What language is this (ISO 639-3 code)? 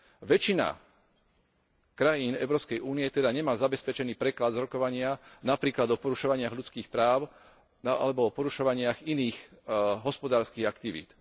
slk